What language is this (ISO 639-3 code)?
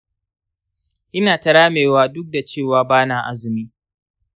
hau